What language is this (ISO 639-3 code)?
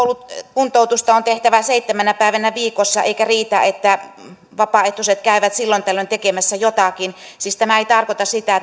fin